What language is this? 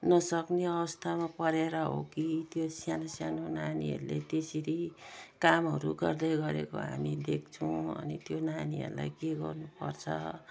Nepali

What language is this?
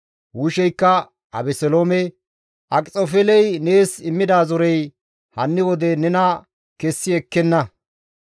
Gamo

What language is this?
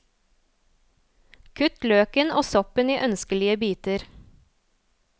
Norwegian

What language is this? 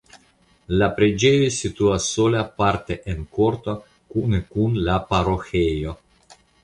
Esperanto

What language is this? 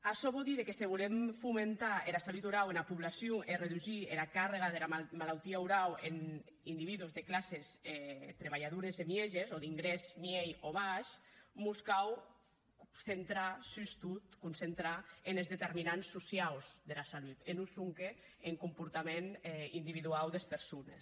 Catalan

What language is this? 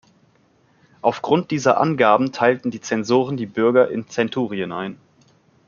German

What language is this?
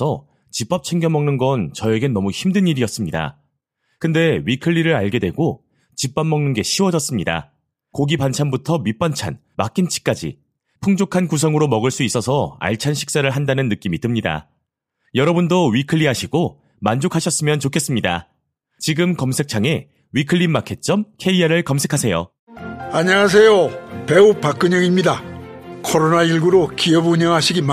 Korean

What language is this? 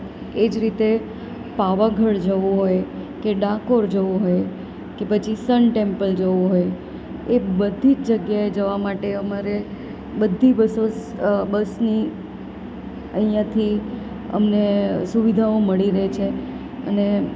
Gujarati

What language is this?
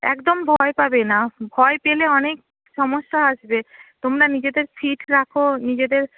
Bangla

